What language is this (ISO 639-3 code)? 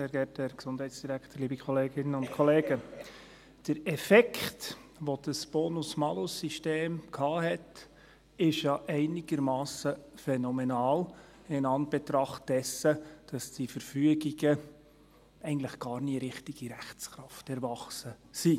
gsw